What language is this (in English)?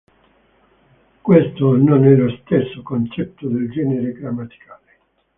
Italian